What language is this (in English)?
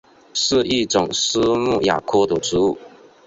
Chinese